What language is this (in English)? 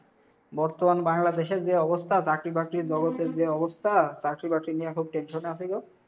Bangla